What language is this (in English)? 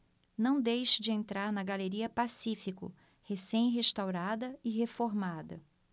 Portuguese